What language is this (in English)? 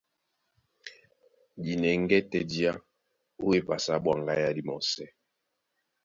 Duala